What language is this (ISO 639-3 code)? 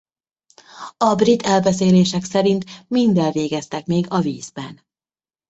hun